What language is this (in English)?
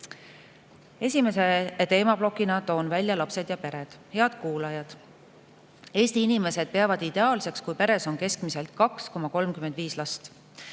Estonian